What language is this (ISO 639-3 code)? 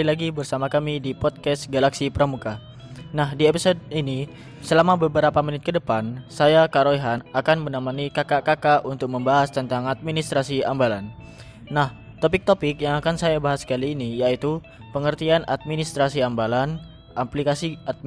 ind